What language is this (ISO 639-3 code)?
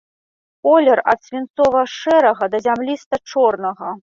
bel